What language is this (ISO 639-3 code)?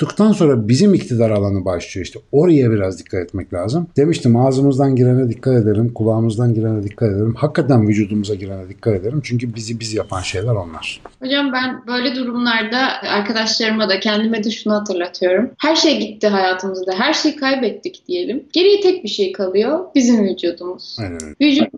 tur